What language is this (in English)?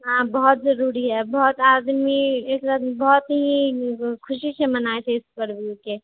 Maithili